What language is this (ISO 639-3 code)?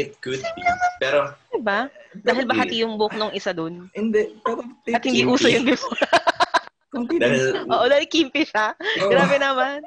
fil